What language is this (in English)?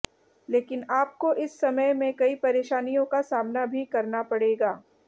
Hindi